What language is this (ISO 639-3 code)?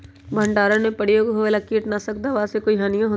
mag